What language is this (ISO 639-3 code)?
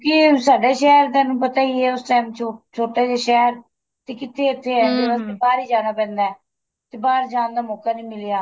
pan